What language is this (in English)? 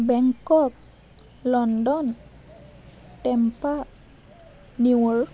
Bodo